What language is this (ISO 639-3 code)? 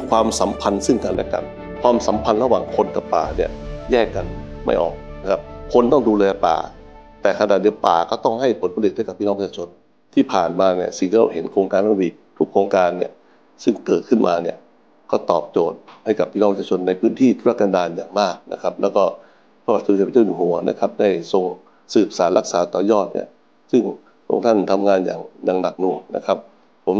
tha